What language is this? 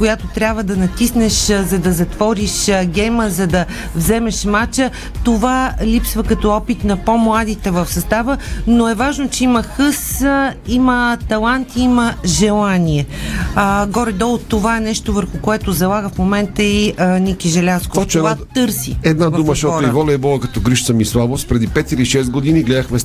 Bulgarian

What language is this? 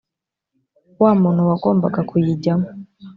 Kinyarwanda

